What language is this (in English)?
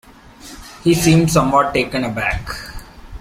English